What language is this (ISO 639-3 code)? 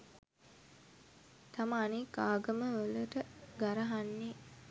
sin